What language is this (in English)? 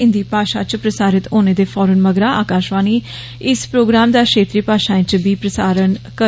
Dogri